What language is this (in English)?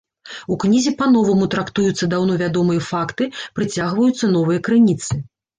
Belarusian